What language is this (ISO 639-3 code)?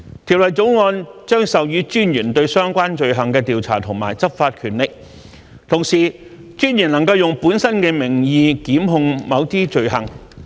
yue